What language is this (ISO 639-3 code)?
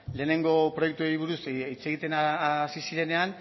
eus